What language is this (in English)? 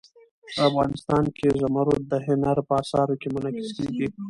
Pashto